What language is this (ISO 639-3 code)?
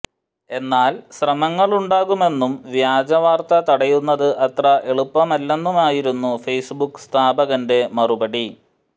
mal